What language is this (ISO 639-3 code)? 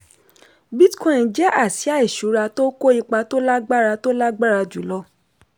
yor